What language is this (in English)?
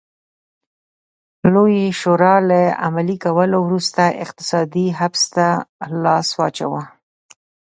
Pashto